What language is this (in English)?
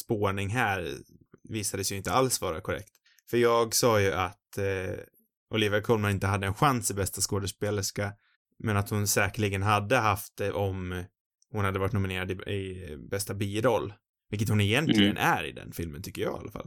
Swedish